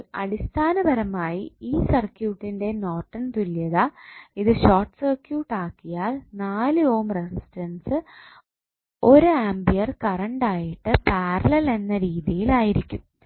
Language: Malayalam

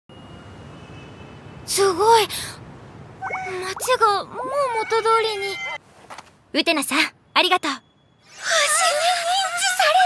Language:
Japanese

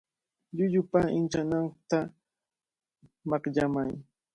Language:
Cajatambo North Lima Quechua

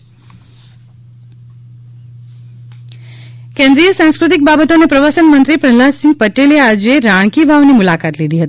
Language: Gujarati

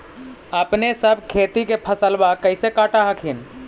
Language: Magahi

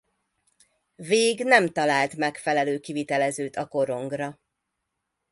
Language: Hungarian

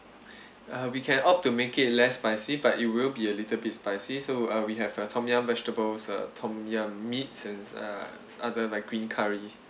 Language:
English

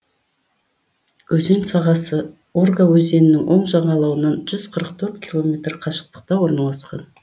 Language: Kazakh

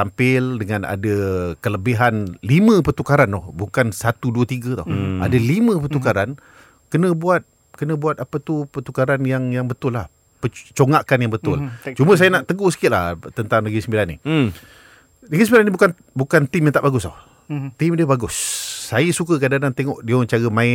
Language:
Malay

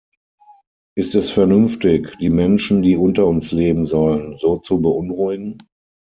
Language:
German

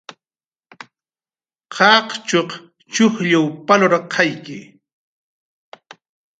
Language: Jaqaru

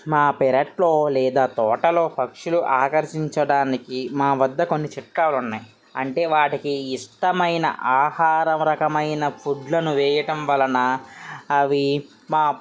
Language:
Telugu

